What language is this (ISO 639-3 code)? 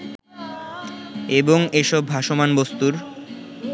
ben